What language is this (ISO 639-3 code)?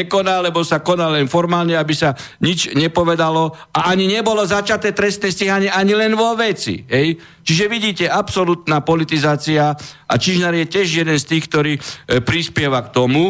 slk